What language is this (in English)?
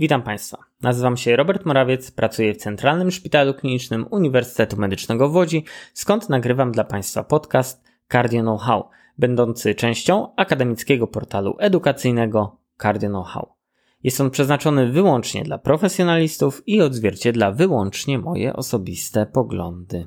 Polish